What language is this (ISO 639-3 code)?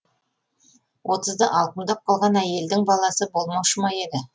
kaz